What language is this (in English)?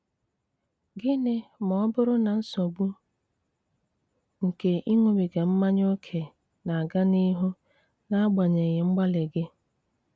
Igbo